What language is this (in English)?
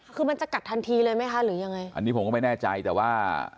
Thai